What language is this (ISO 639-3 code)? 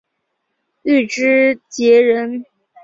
zho